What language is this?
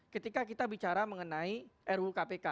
Indonesian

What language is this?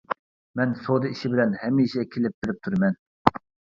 Uyghur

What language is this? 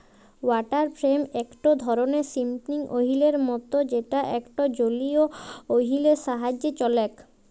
Bangla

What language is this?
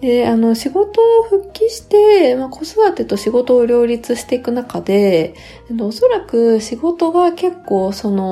Japanese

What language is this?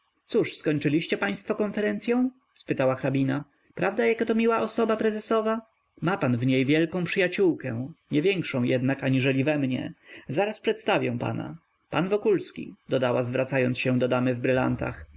Polish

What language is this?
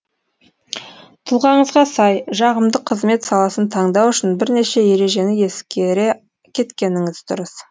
Kazakh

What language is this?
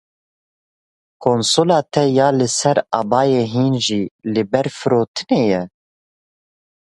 Kurdish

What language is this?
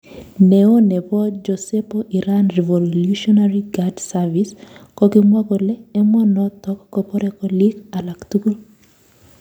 Kalenjin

